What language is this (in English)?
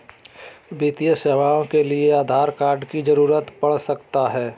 Magahi